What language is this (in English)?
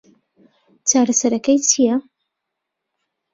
Central Kurdish